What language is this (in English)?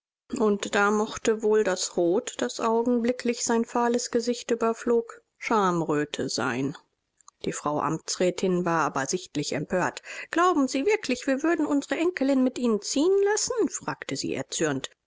German